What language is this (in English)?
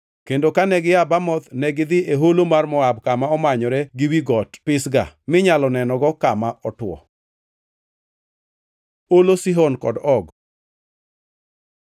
Luo (Kenya and Tanzania)